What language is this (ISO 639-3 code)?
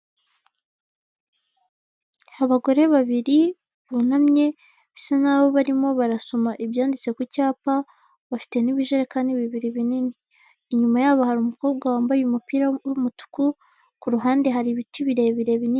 kin